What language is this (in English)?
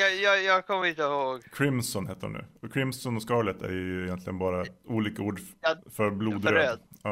Swedish